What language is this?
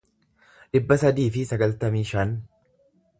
Oromo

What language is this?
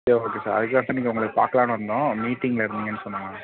Tamil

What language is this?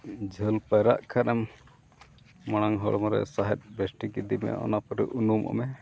Santali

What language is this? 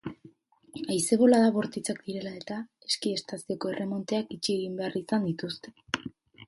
Basque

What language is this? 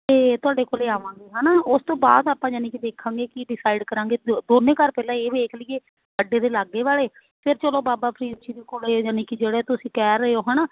Punjabi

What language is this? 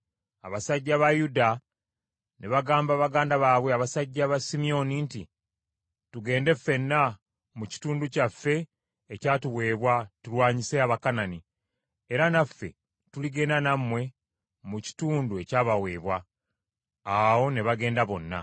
Ganda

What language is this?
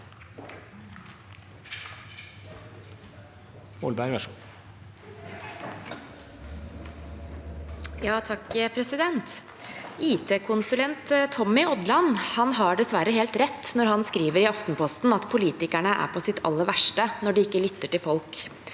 Norwegian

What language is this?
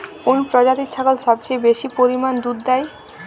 Bangla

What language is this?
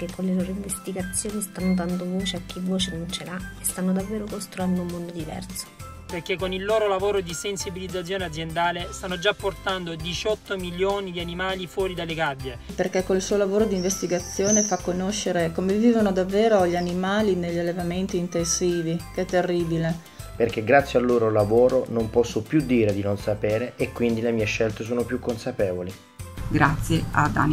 Italian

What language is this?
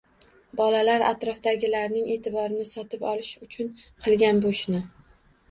Uzbek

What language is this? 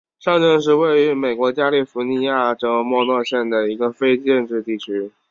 Chinese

